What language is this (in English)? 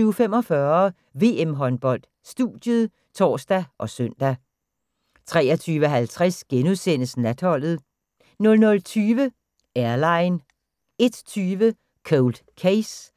Danish